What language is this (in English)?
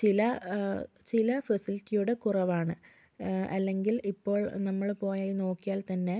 Malayalam